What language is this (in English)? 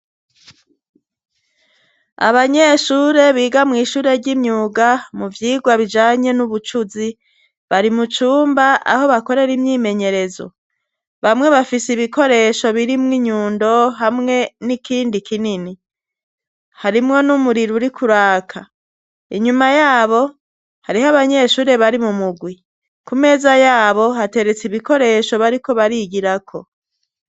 Rundi